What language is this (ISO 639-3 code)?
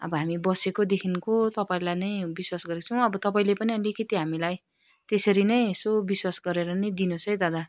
nep